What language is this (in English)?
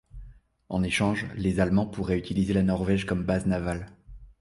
French